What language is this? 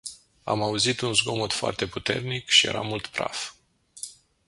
Romanian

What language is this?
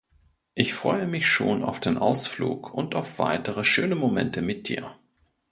German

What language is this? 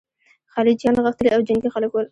Pashto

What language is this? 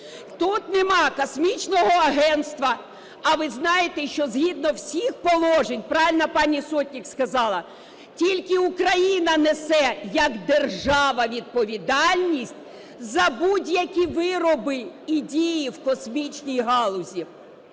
Ukrainian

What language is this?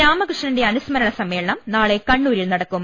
Malayalam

